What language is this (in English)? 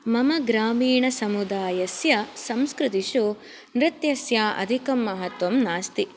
Sanskrit